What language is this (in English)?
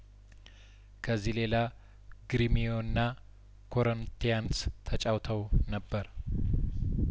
Amharic